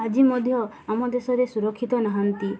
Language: Odia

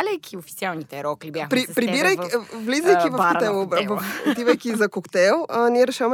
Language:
Bulgarian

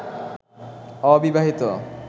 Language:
Bangla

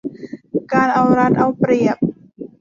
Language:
Thai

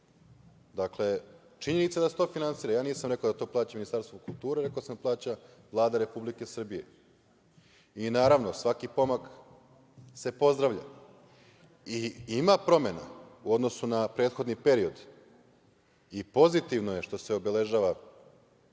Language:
Serbian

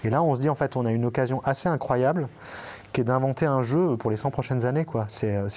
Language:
French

